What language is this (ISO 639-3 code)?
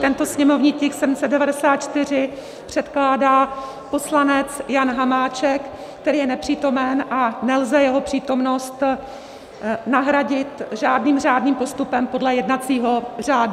ces